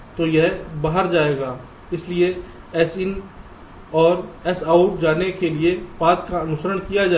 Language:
Hindi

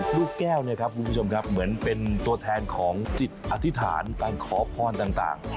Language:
Thai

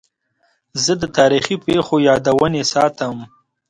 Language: Pashto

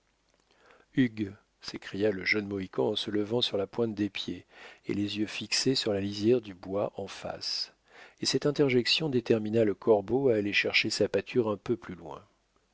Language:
French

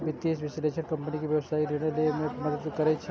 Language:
Maithili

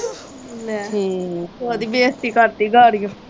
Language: Punjabi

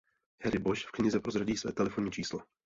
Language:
Czech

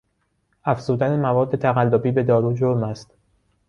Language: Persian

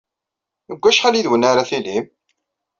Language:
Kabyle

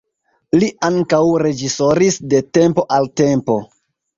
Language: Esperanto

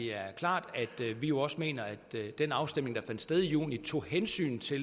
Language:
Danish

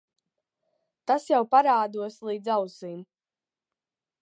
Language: Latvian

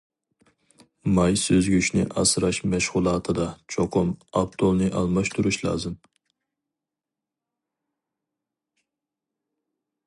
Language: Uyghur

